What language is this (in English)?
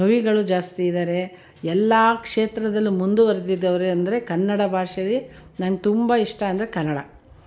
Kannada